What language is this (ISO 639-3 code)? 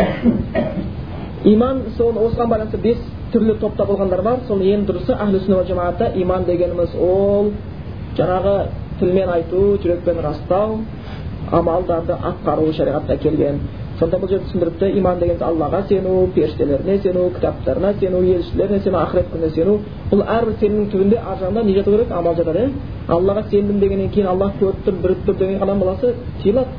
bul